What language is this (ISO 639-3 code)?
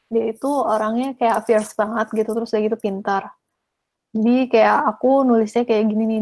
ind